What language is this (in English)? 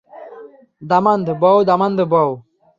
Bangla